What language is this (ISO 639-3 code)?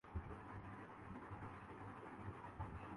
urd